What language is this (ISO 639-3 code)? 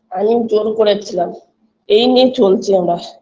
ben